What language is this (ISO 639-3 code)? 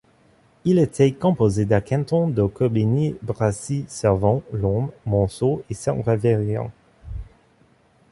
fra